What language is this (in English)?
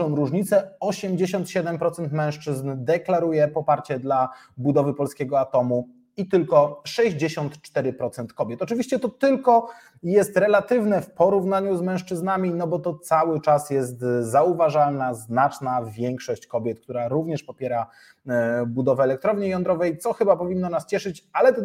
Polish